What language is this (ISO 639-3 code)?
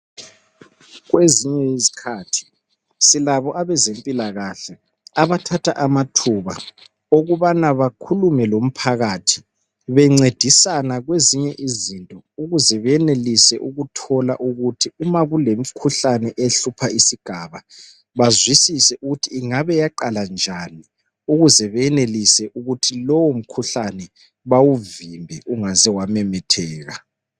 nde